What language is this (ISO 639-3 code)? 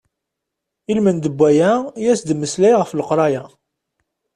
kab